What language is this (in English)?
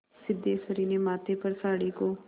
Hindi